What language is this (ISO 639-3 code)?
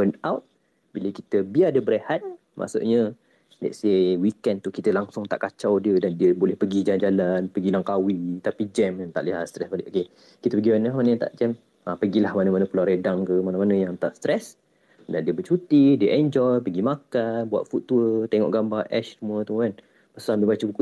msa